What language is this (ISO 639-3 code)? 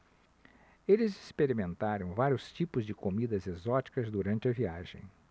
por